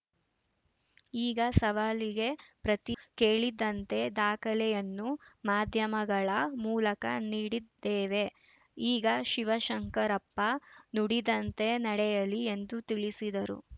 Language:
Kannada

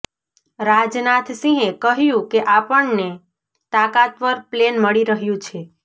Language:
Gujarati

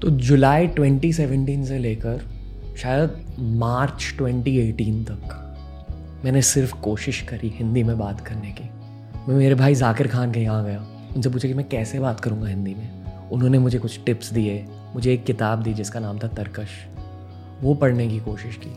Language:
Hindi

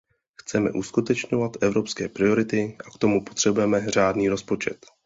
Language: Czech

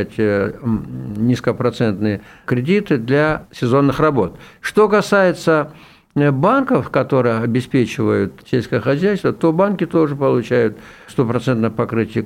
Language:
Russian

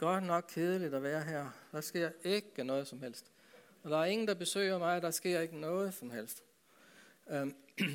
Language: Danish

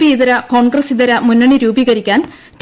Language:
Malayalam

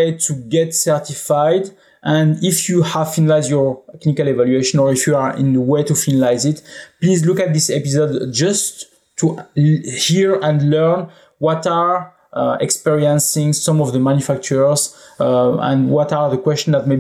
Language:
English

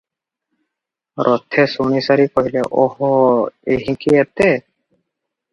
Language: Odia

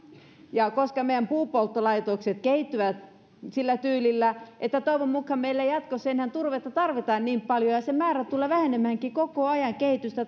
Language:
Finnish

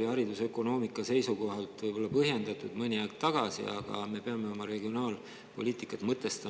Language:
Estonian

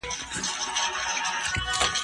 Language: Pashto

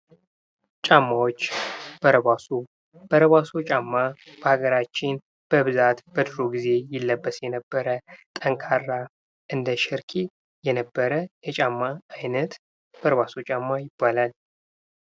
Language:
Amharic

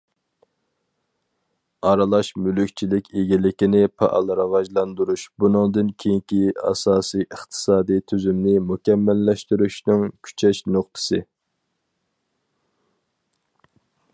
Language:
Uyghur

